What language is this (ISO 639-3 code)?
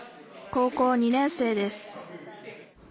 jpn